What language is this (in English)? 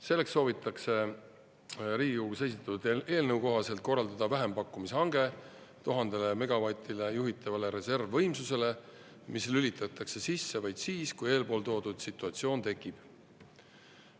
Estonian